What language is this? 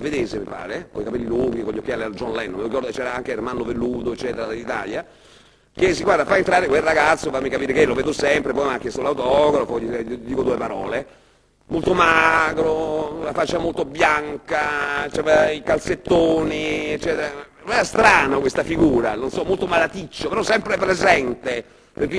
Italian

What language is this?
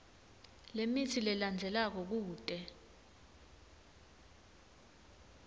Swati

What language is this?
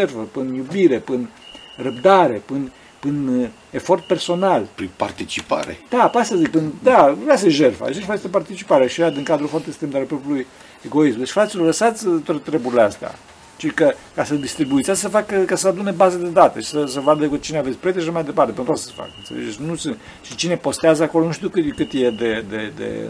Romanian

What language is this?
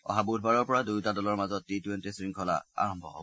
Assamese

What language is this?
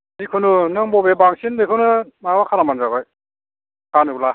Bodo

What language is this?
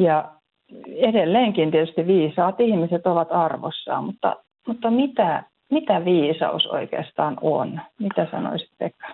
Finnish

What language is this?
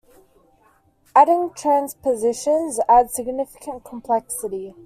English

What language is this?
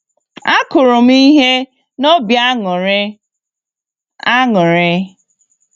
Igbo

